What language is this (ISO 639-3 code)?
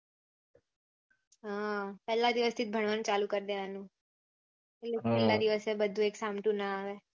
guj